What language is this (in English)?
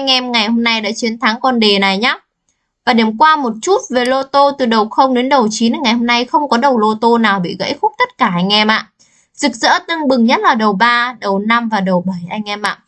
Vietnamese